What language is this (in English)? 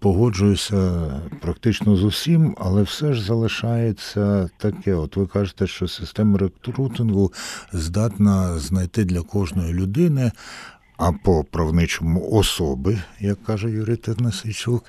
Ukrainian